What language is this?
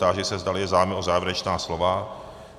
Czech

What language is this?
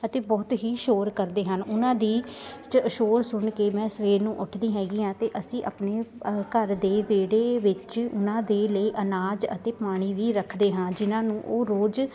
Punjabi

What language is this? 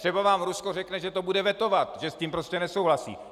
Czech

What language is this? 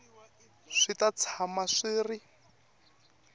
Tsonga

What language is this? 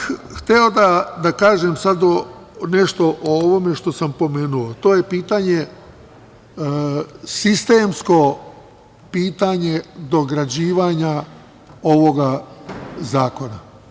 Serbian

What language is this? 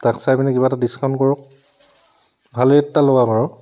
Assamese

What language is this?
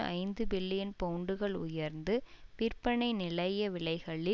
Tamil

